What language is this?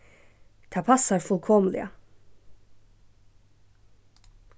Faroese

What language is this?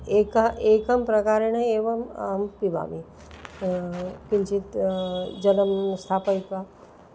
Sanskrit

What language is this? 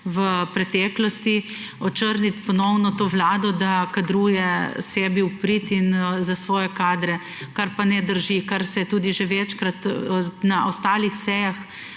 Slovenian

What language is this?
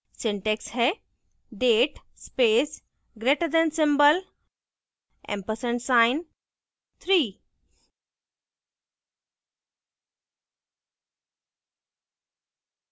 Hindi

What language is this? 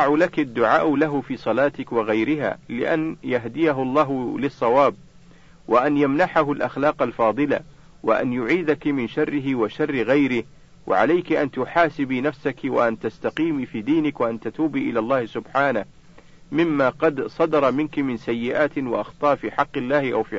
Arabic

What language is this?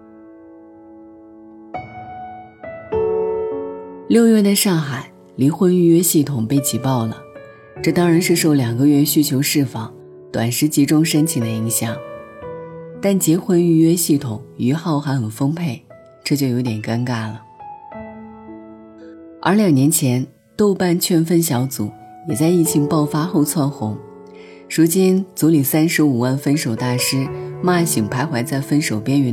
Chinese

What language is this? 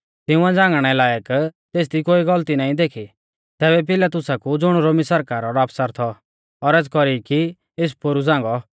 Mahasu Pahari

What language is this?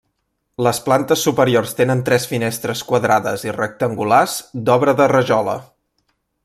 Catalan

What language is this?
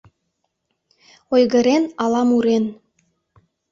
Mari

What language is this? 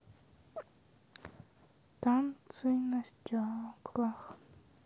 Russian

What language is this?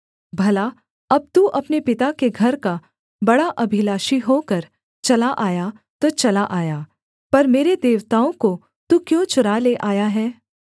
Hindi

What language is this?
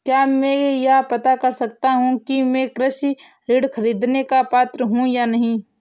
Hindi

